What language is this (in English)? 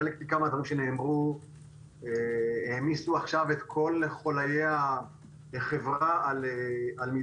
Hebrew